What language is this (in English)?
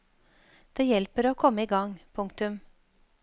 Norwegian